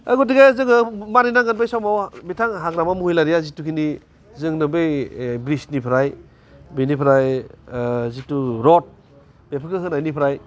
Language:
Bodo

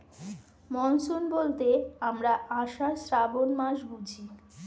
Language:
Bangla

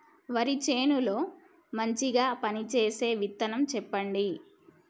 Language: Telugu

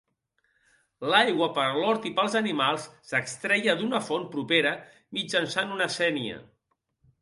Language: Catalan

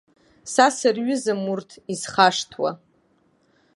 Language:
Abkhazian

